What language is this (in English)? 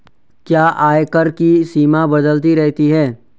Hindi